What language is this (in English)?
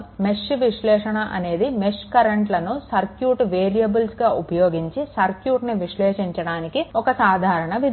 Telugu